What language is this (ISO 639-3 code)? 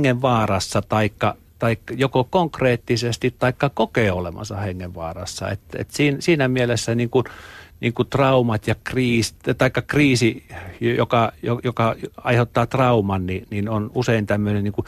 fin